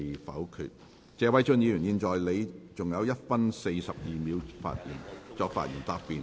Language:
Cantonese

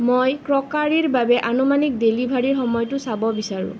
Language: Assamese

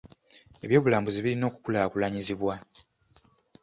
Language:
Ganda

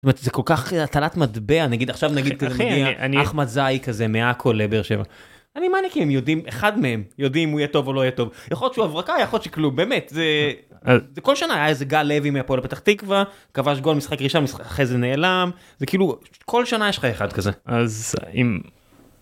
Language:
Hebrew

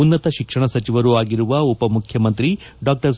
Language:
Kannada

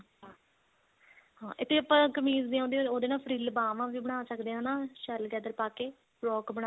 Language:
Punjabi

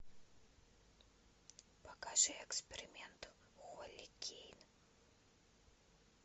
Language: Russian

